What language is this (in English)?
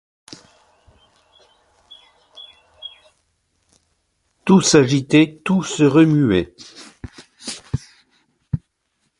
French